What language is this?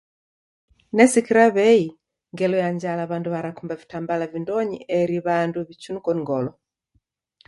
Taita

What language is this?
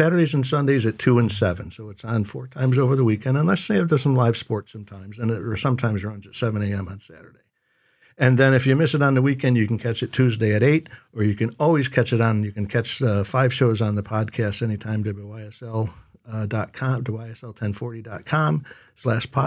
English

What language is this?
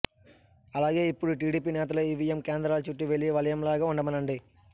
Telugu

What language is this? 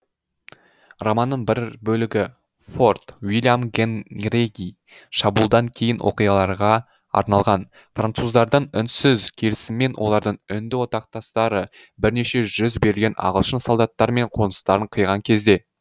Kazakh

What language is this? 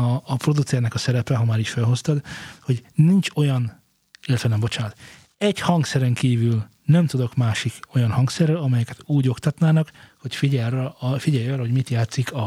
Hungarian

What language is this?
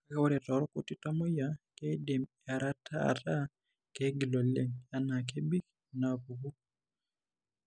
Masai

